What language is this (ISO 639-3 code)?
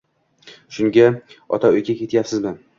uzb